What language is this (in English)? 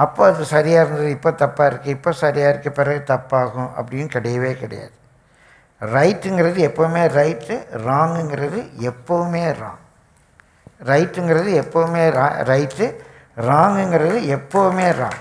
Tamil